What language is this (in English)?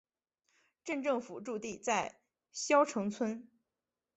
Chinese